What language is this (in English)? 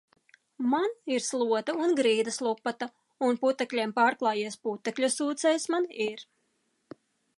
Latvian